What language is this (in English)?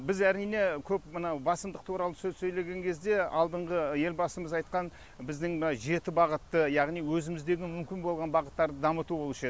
Kazakh